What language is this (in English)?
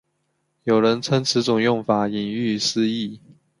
Chinese